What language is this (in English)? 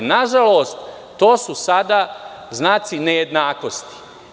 Serbian